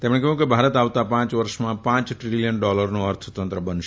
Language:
Gujarati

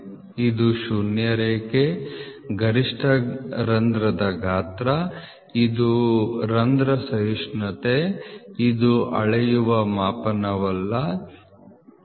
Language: Kannada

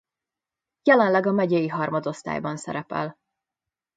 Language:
Hungarian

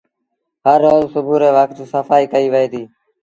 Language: Sindhi Bhil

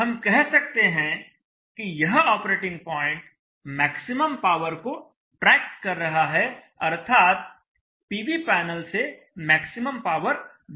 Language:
Hindi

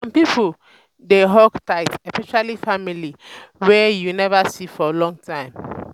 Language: Nigerian Pidgin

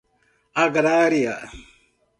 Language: Portuguese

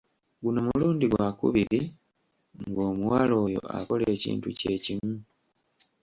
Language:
Ganda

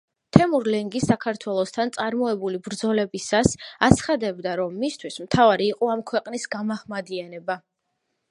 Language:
Georgian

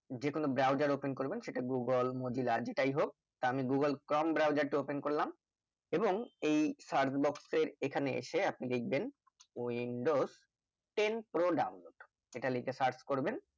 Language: Bangla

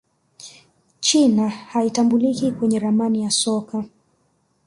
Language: Swahili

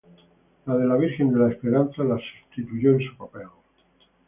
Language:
Spanish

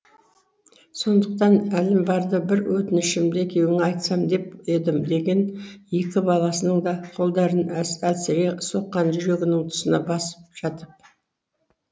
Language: Kazakh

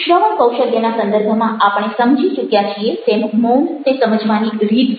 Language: Gujarati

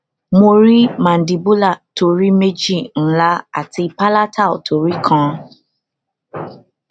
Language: Yoruba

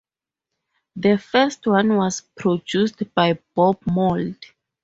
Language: English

